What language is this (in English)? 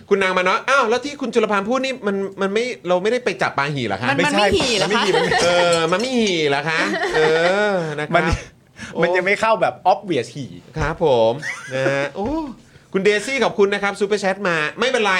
Thai